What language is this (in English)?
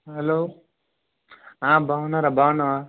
Telugu